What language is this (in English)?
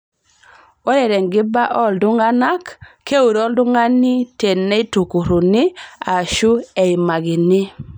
Masai